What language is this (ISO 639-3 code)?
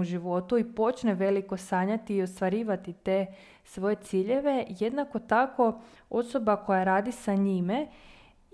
hrv